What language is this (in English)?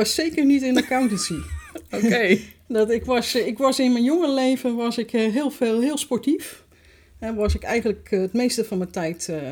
Dutch